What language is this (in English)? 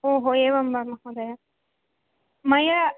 Sanskrit